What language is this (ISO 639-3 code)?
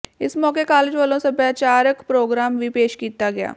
pan